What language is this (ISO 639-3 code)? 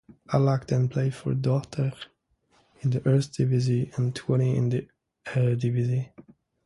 eng